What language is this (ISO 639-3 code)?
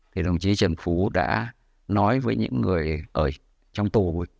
vie